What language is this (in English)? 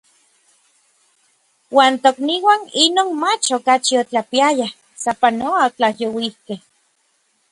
Orizaba Nahuatl